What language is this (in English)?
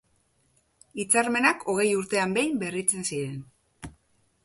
Basque